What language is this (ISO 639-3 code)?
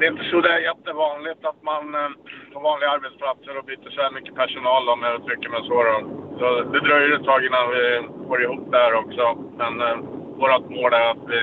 swe